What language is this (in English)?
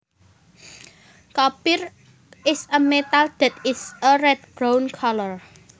Javanese